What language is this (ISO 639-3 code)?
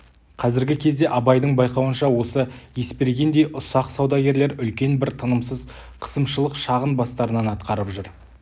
kaz